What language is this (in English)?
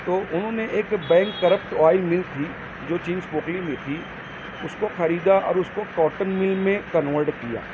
Urdu